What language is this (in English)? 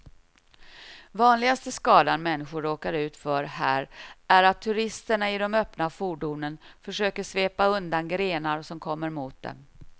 Swedish